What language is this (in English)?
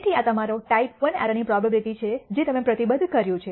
Gujarati